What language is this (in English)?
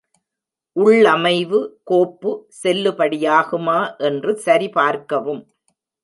Tamil